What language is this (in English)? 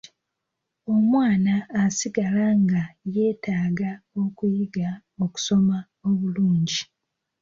Ganda